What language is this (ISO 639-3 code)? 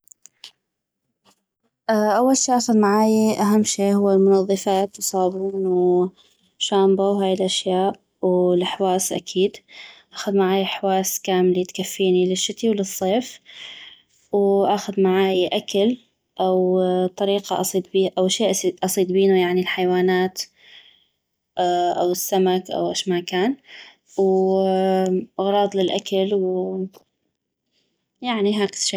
ayp